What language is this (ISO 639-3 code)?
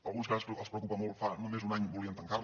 cat